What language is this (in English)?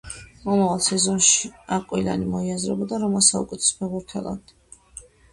Georgian